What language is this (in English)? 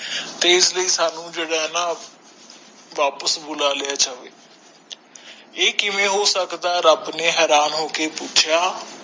Punjabi